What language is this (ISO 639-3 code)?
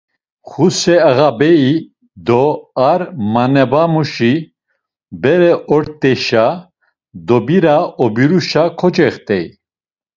lzz